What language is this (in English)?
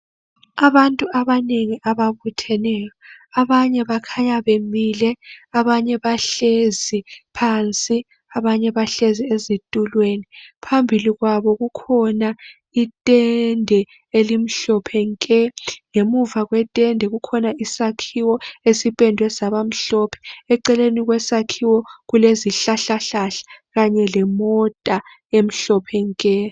North Ndebele